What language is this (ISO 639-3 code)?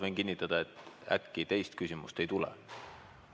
est